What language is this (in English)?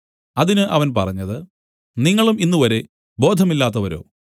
Malayalam